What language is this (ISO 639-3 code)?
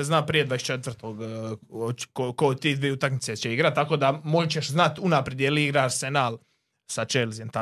hrv